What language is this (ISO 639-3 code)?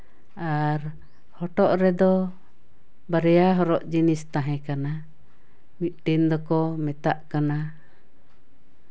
sat